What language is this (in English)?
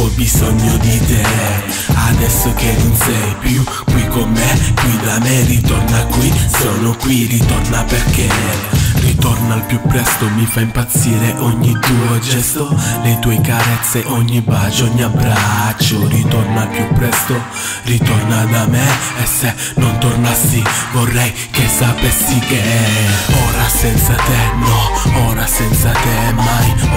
Polish